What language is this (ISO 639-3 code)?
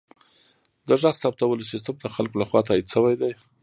pus